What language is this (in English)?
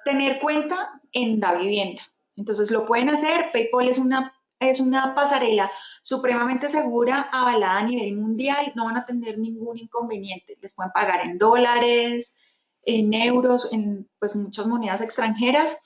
Spanish